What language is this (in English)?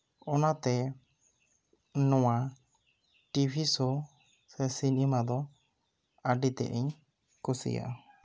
Santali